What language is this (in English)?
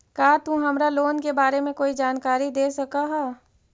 Magahi